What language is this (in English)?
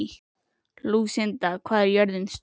Icelandic